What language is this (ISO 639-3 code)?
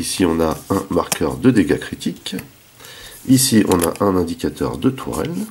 fra